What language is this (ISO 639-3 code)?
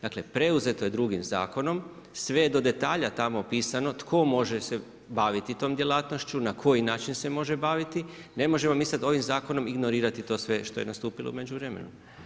hrv